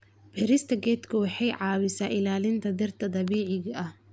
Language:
Somali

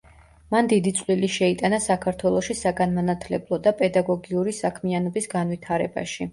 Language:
Georgian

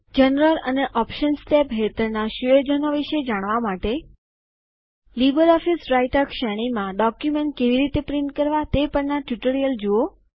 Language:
Gujarati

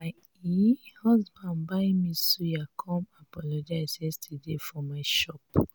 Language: Nigerian Pidgin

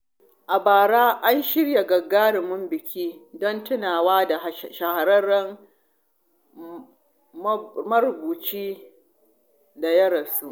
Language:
Hausa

